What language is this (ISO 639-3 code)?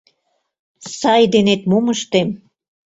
chm